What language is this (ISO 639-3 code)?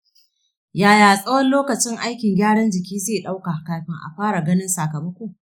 hau